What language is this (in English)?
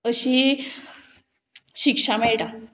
Konkani